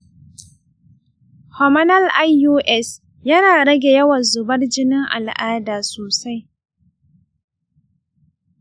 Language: Hausa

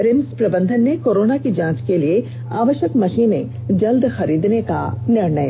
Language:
Hindi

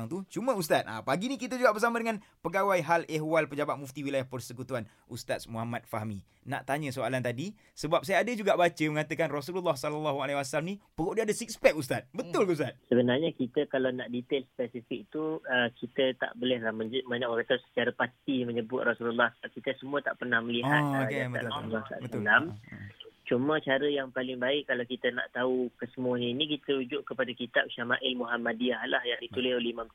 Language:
Malay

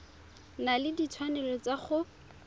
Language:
Tswana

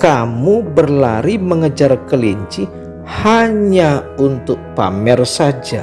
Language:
Indonesian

